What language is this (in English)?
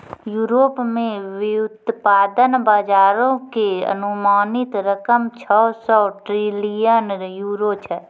Maithili